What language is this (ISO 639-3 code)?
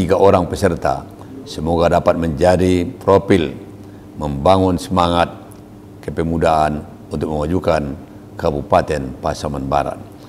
msa